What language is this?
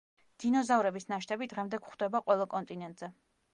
Georgian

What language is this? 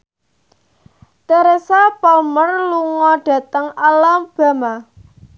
Javanese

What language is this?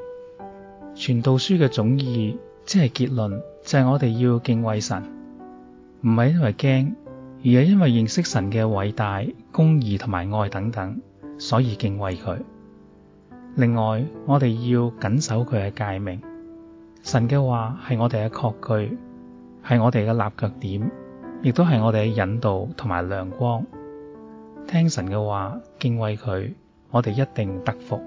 Chinese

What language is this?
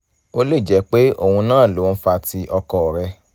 Yoruba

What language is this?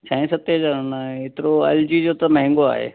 Sindhi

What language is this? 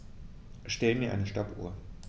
German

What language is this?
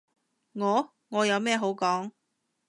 Cantonese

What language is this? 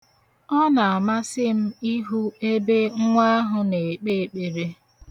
Igbo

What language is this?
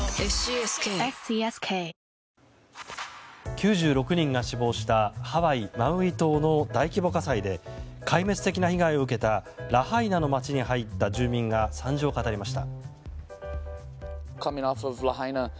Japanese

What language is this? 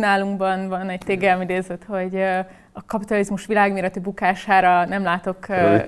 Hungarian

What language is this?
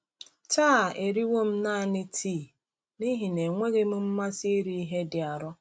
Igbo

